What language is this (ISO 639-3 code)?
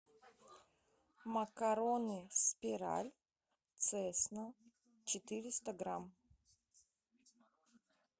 rus